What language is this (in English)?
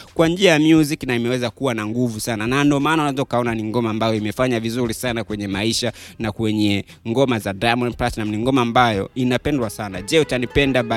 Swahili